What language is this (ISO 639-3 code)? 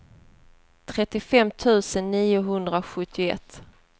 swe